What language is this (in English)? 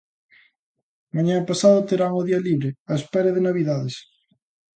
Galician